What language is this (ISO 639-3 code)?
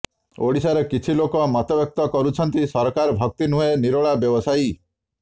ori